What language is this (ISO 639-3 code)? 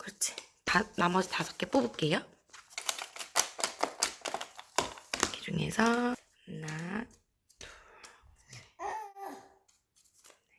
kor